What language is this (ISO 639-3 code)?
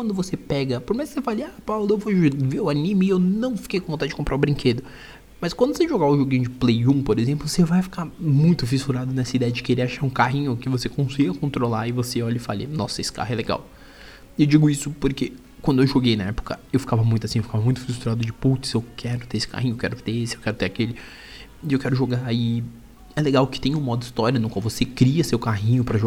por